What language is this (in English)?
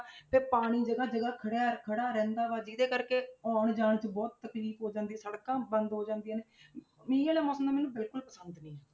Punjabi